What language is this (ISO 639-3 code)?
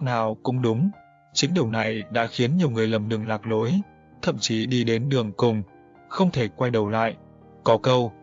vie